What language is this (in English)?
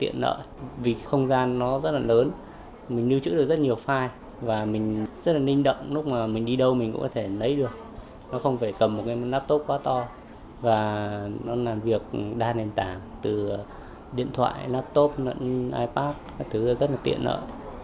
Vietnamese